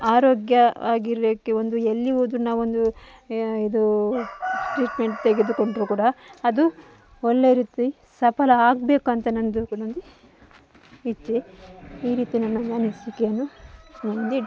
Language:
Kannada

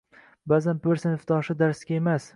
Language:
Uzbek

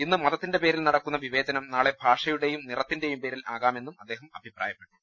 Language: Malayalam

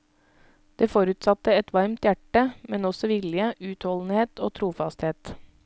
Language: Norwegian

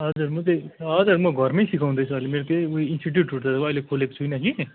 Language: Nepali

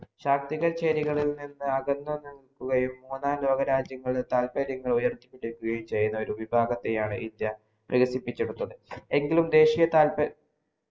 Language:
Malayalam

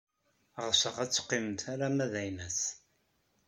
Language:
Kabyle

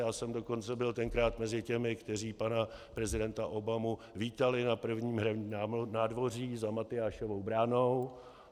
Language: Czech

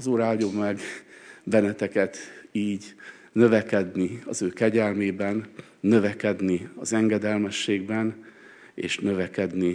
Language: Hungarian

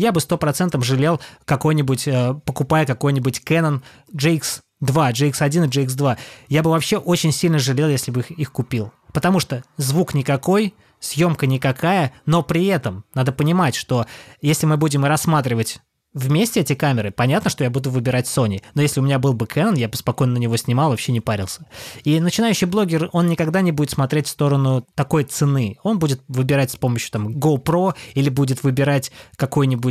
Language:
Russian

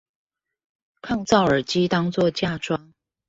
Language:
Chinese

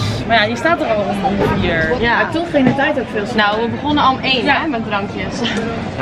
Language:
Dutch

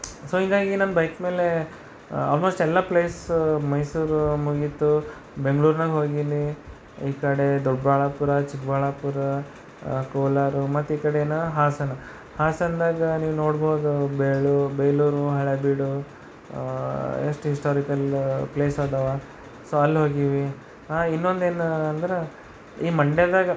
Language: Kannada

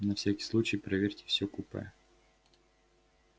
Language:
Russian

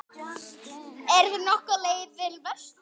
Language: Icelandic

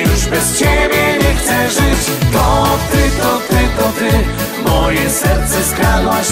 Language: Polish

